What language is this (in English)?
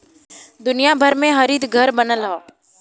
Bhojpuri